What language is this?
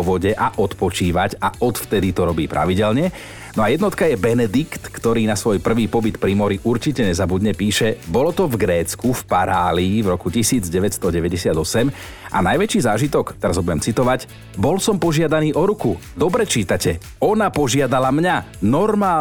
Slovak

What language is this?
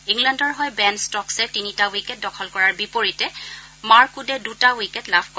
Assamese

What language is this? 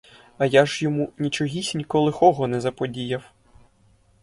Ukrainian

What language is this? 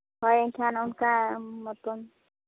Santali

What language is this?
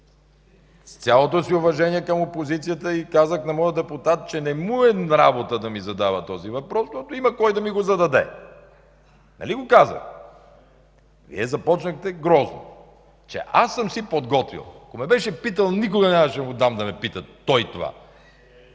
Bulgarian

